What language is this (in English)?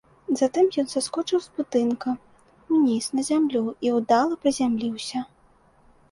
Belarusian